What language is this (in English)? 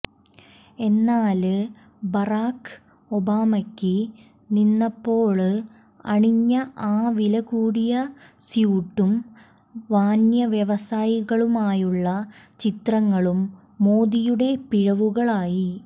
Malayalam